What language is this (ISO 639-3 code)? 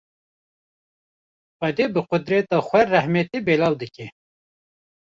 kur